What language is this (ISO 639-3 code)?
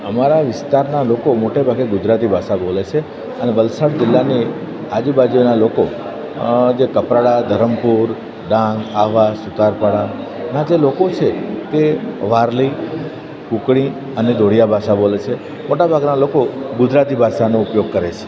guj